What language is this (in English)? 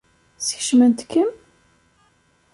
Kabyle